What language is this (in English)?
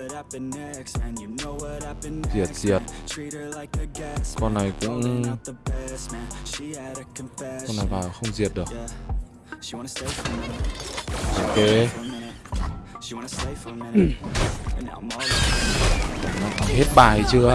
Vietnamese